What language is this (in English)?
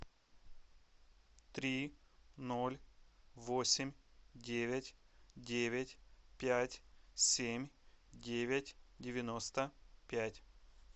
Russian